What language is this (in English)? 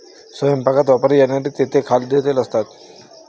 Marathi